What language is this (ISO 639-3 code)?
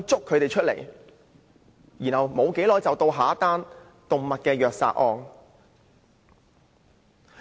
yue